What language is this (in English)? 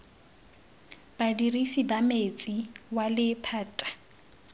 Tswana